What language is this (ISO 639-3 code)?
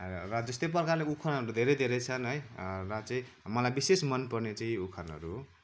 nep